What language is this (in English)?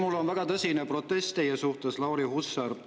Estonian